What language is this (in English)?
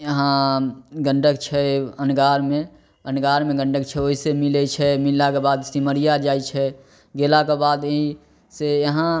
Maithili